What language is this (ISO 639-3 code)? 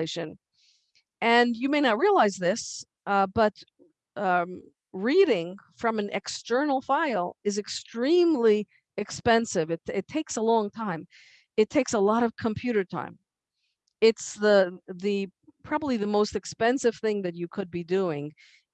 eng